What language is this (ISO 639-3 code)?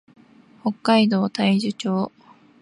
jpn